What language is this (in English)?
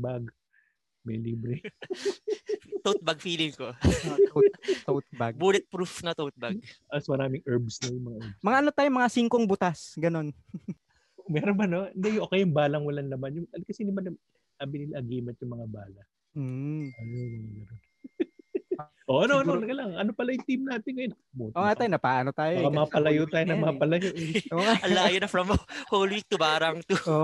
Filipino